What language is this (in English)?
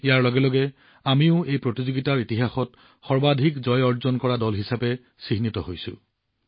Assamese